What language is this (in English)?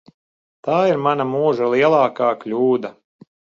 Latvian